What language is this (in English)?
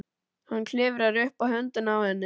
Icelandic